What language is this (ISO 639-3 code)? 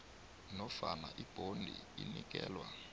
nbl